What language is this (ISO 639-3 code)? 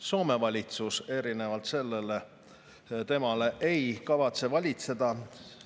est